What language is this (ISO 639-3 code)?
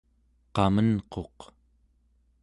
esu